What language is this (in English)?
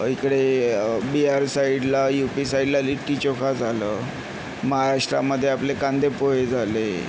Marathi